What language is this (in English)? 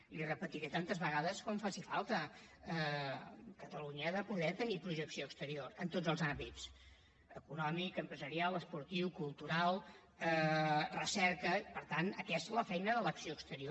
Catalan